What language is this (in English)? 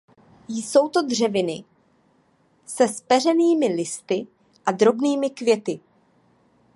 Czech